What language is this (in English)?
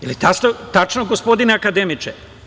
Serbian